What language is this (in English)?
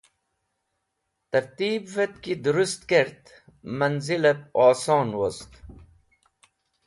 Wakhi